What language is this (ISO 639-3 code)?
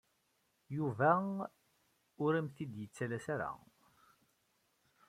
kab